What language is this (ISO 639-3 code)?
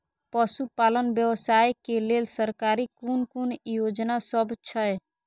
mai